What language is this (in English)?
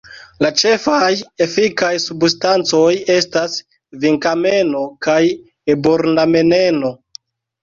Esperanto